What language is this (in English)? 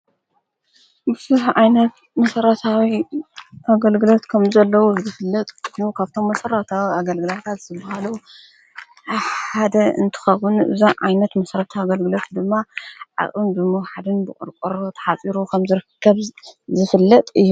Tigrinya